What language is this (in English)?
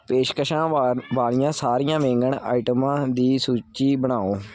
Punjabi